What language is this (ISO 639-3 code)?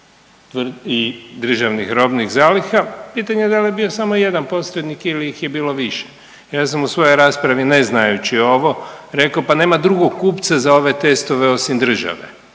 hrv